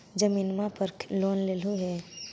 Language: Magahi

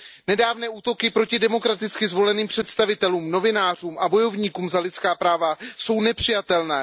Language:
Czech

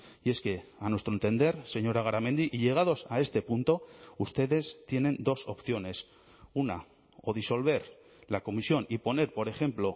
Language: Spanish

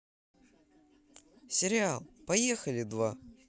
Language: Russian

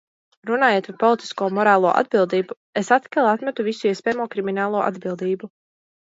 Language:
Latvian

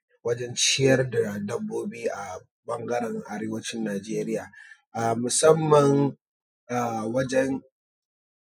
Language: Hausa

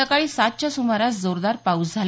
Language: Marathi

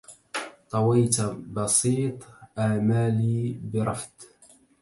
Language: Arabic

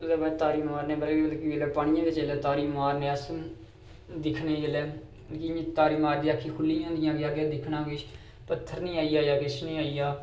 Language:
Dogri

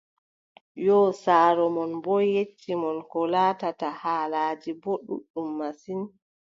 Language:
Adamawa Fulfulde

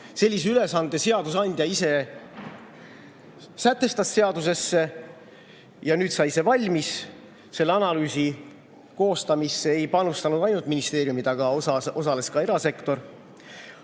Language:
Estonian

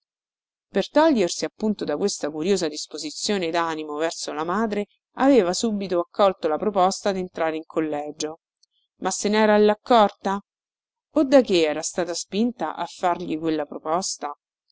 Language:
Italian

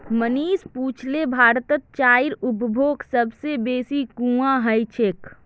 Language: Magahi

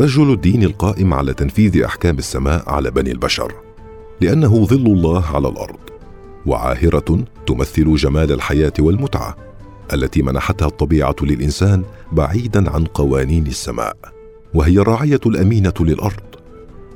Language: Arabic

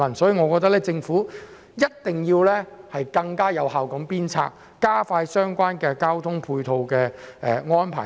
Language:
Cantonese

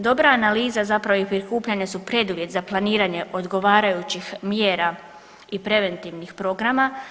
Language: Croatian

